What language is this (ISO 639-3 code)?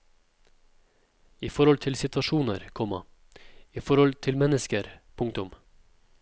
nor